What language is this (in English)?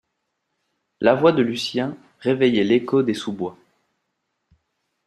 French